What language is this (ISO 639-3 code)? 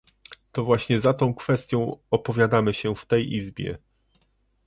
pol